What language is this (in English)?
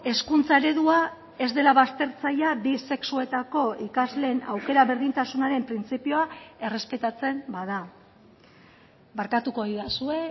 Basque